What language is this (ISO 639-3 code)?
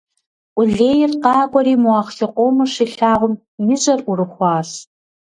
kbd